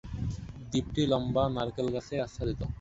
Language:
Bangla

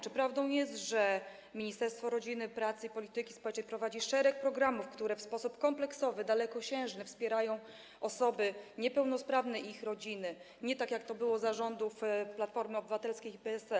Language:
Polish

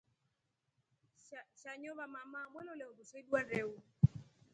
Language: Rombo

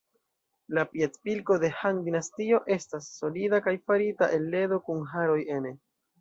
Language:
Esperanto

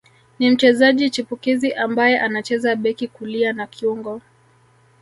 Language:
Swahili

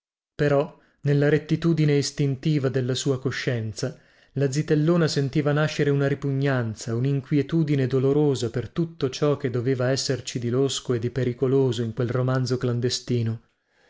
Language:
Italian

